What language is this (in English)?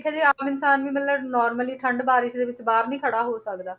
Punjabi